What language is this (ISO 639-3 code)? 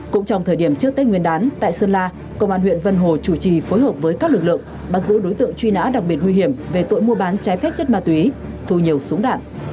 vie